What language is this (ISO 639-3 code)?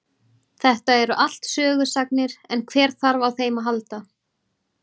isl